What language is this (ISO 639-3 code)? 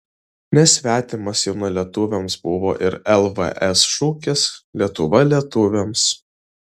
lit